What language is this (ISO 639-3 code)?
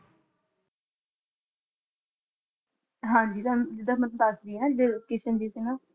pan